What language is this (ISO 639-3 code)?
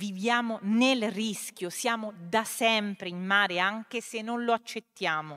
ita